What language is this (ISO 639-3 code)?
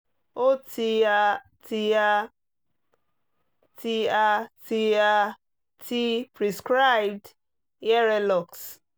yor